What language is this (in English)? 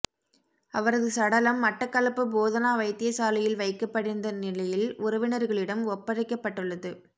Tamil